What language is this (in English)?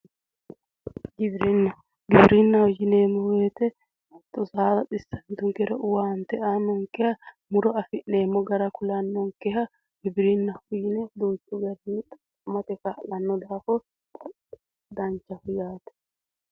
Sidamo